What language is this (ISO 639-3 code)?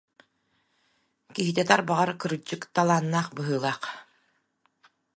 sah